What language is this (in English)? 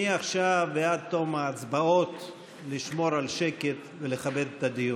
Hebrew